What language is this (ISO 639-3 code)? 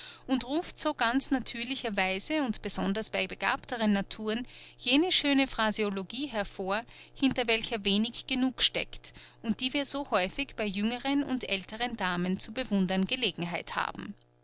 deu